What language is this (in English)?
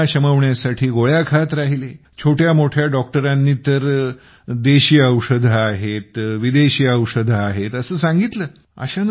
Marathi